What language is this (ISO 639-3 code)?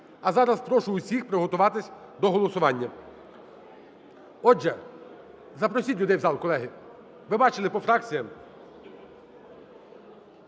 ukr